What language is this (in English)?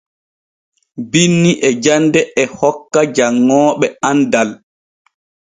Borgu Fulfulde